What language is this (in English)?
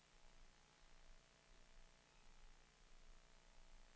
Swedish